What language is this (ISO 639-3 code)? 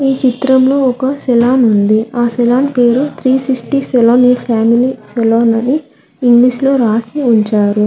tel